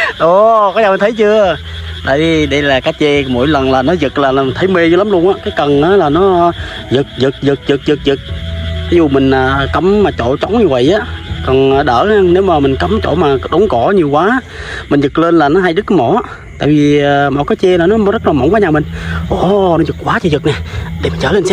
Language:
Vietnamese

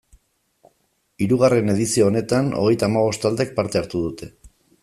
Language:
Basque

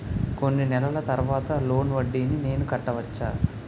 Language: Telugu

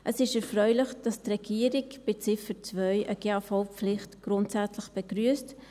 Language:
Swiss German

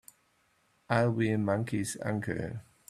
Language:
English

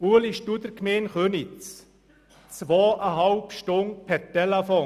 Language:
Swiss German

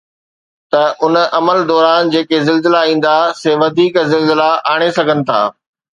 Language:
Sindhi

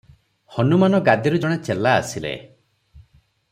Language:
Odia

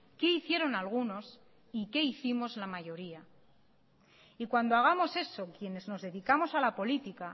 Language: Spanish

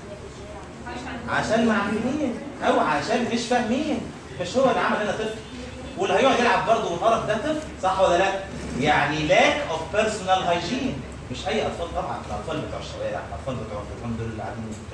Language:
Arabic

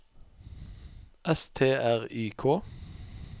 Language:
Norwegian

